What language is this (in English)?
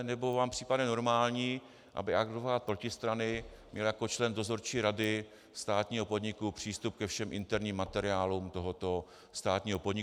Czech